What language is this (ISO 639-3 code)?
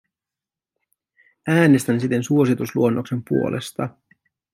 fin